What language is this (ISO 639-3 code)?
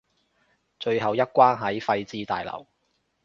yue